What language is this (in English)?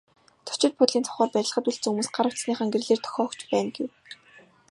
Mongolian